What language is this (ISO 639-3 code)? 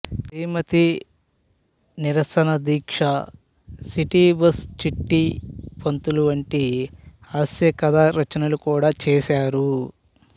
tel